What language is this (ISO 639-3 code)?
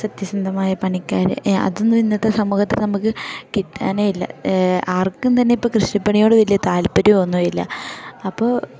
mal